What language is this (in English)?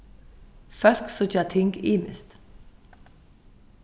Faroese